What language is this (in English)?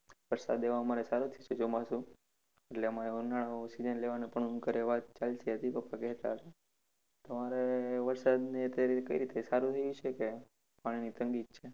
Gujarati